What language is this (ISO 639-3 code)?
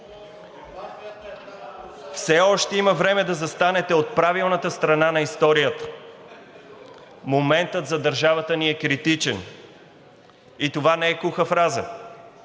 bul